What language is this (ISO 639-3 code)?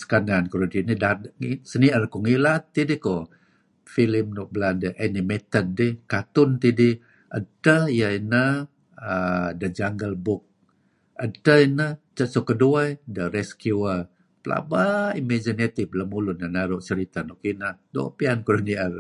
kzi